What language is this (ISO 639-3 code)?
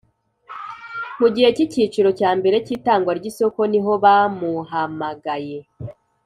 kin